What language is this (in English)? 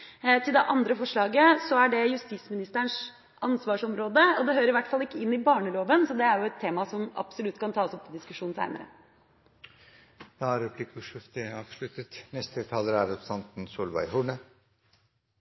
Norwegian